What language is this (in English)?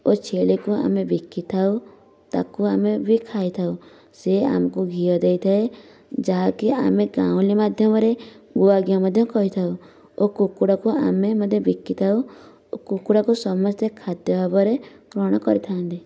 Odia